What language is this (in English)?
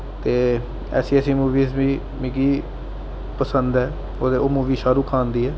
Dogri